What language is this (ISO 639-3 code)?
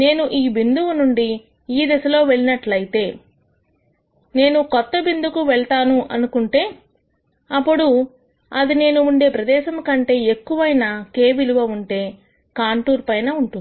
tel